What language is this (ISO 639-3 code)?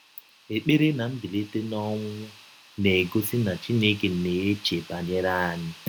ibo